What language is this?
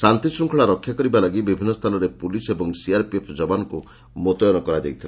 Odia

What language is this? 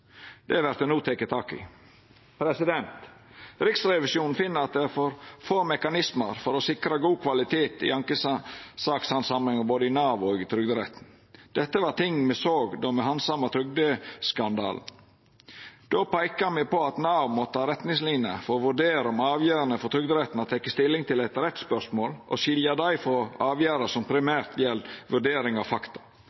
Norwegian Nynorsk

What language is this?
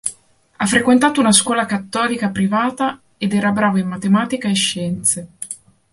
Italian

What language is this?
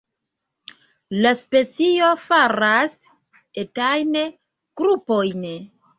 Esperanto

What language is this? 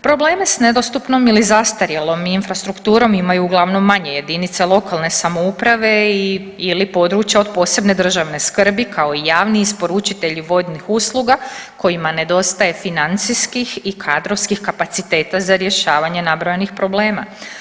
Croatian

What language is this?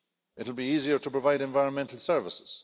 English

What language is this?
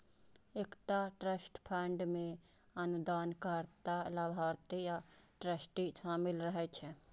Maithili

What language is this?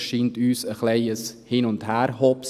Swiss German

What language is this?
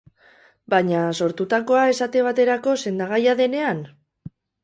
Basque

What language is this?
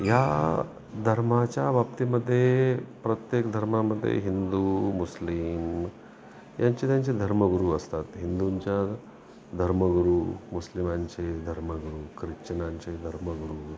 Marathi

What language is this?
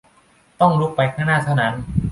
Thai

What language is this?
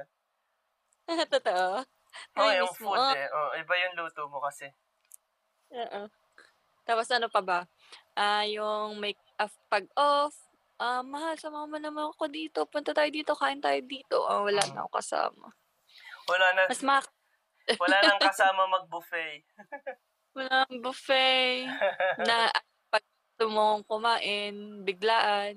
Filipino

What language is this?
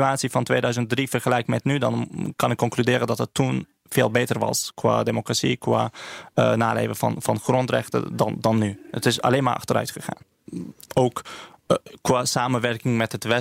Dutch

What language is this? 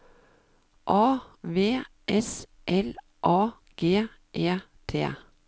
Norwegian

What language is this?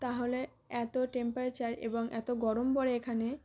Bangla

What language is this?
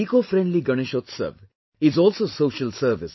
English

